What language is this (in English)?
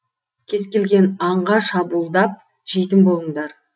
Kazakh